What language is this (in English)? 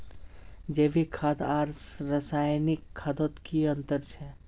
Magahi